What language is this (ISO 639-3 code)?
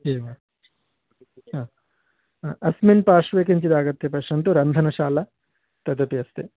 san